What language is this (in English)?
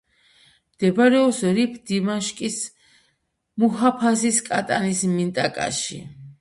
Georgian